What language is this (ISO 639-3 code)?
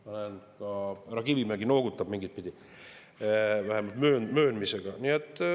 est